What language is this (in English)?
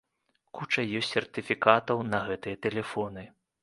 Belarusian